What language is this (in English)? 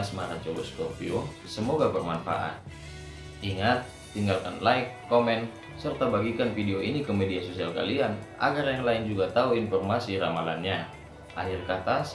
Indonesian